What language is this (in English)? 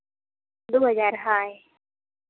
Santali